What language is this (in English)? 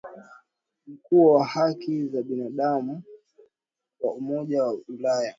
Swahili